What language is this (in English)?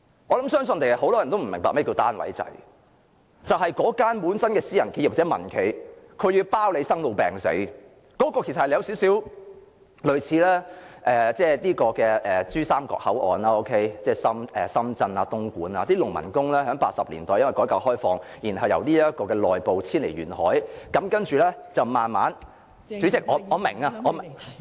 Cantonese